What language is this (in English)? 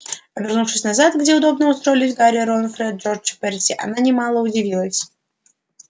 Russian